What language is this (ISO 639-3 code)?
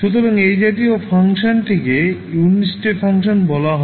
ben